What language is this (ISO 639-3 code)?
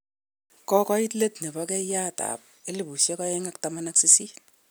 kln